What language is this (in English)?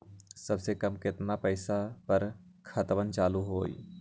Magahi